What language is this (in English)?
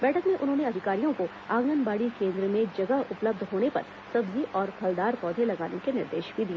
Hindi